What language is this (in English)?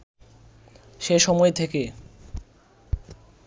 Bangla